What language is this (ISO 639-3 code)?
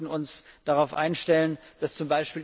deu